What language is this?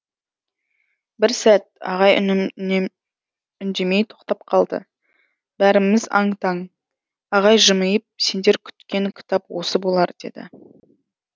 Kazakh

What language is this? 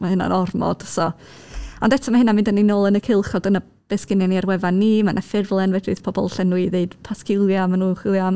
Welsh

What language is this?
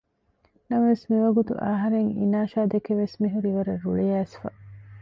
Divehi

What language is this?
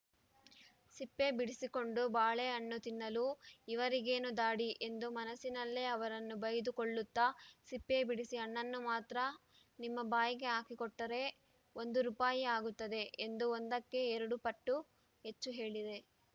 Kannada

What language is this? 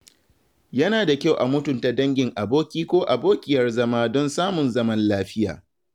Hausa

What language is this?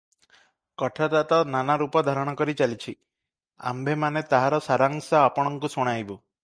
Odia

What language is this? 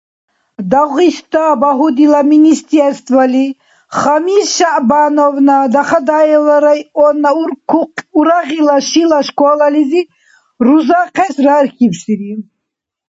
Dargwa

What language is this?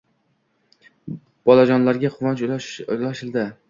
Uzbek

